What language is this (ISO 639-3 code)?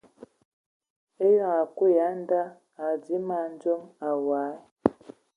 ewo